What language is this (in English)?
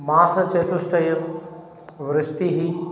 Sanskrit